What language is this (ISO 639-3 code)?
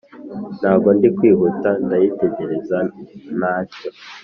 kin